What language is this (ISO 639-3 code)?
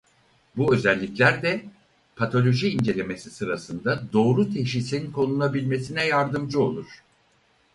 tur